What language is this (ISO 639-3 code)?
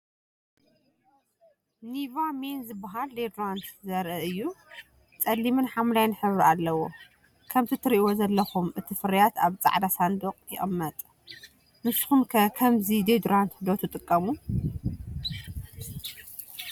tir